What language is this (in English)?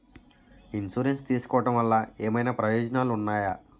Telugu